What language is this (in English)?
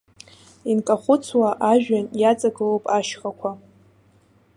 Abkhazian